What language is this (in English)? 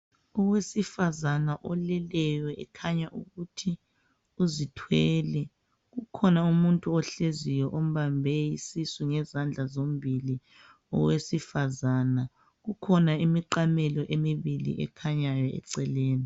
North Ndebele